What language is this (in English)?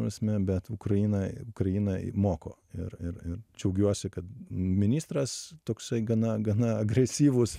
Lithuanian